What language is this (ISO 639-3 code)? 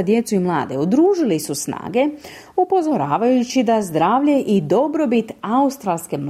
hrv